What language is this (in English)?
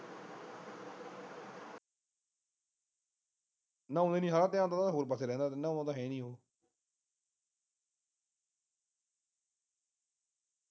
Punjabi